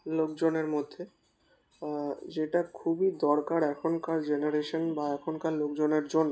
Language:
Bangla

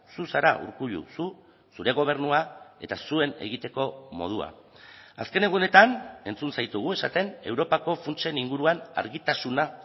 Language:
Basque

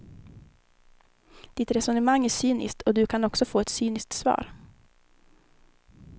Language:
Swedish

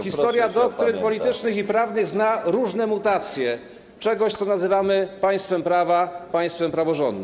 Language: Polish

